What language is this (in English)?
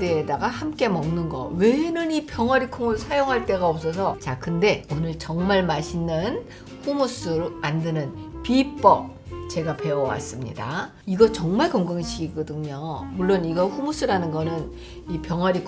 Korean